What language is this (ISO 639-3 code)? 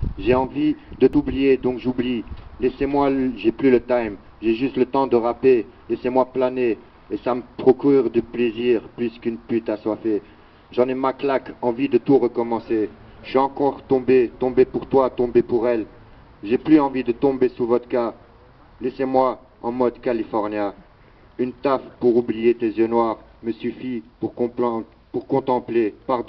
fra